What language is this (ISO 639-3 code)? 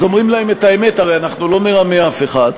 heb